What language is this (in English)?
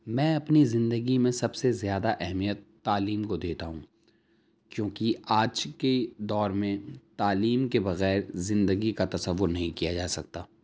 Urdu